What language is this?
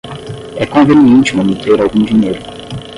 Portuguese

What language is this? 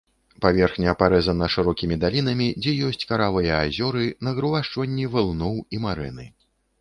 Belarusian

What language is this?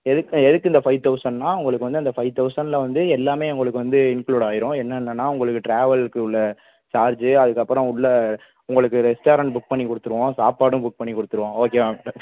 Tamil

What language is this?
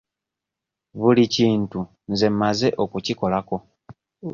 Ganda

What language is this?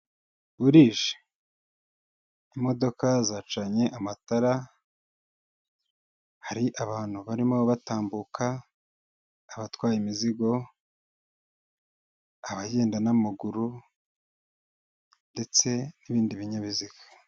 Kinyarwanda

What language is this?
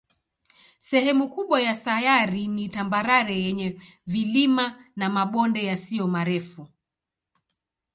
Swahili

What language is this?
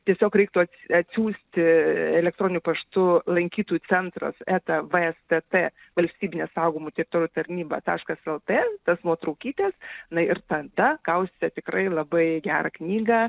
Lithuanian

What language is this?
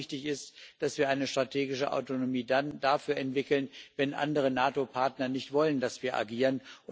German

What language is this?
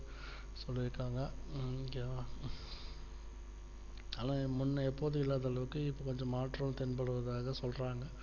Tamil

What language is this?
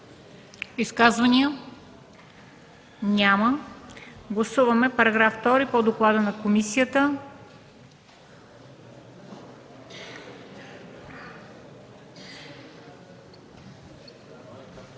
Bulgarian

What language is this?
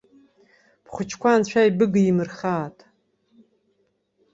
Abkhazian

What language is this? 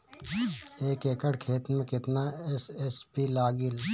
Bhojpuri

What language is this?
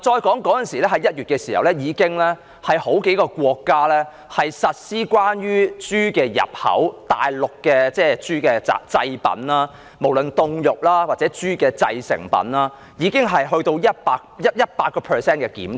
Cantonese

